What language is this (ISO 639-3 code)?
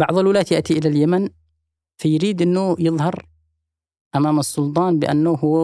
ara